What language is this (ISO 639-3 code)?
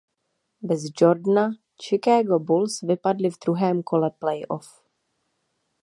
ces